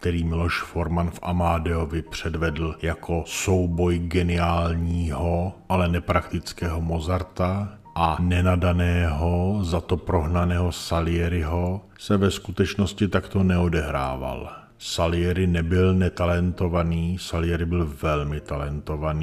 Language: Czech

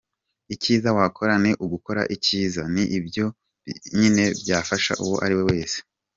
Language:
Kinyarwanda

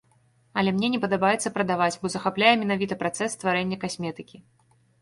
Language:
Belarusian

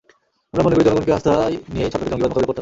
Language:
Bangla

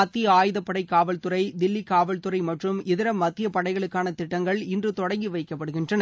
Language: Tamil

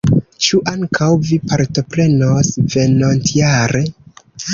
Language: Esperanto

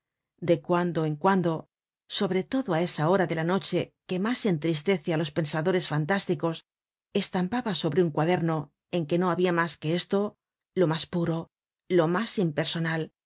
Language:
Spanish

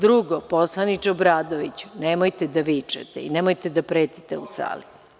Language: Serbian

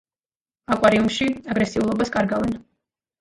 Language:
Georgian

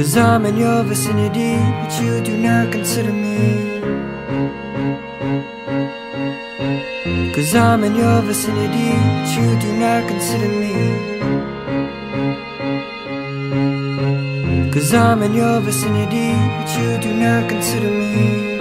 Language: English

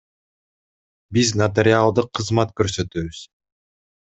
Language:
Kyrgyz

